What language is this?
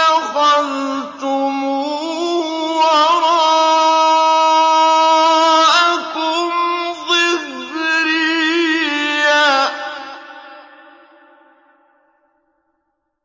Arabic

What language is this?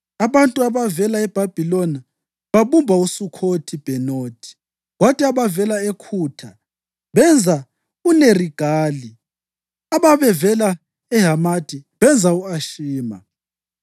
North Ndebele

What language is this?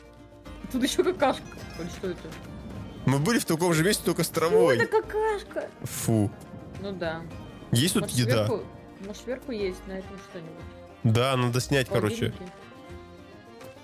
Russian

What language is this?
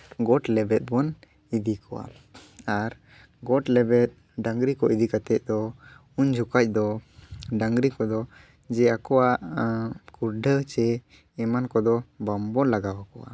Santali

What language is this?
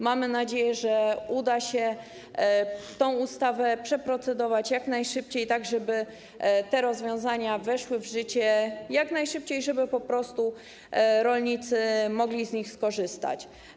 Polish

